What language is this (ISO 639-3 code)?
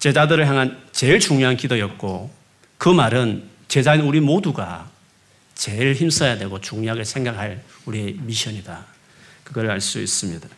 kor